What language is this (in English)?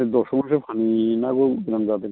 Bodo